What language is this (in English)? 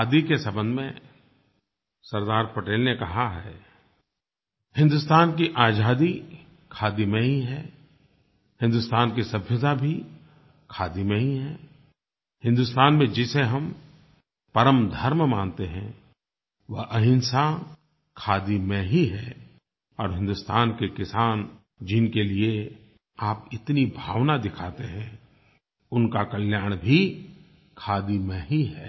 Hindi